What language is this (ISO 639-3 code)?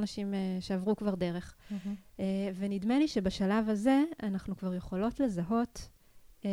heb